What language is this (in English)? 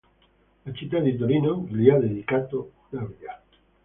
Italian